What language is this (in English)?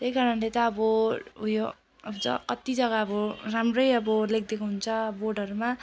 Nepali